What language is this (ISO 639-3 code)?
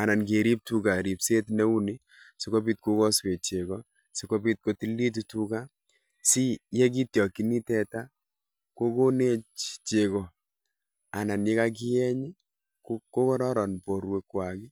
kln